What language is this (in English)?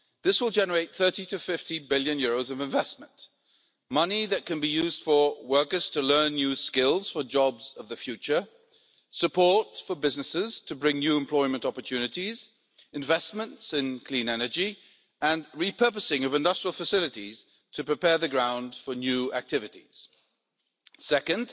English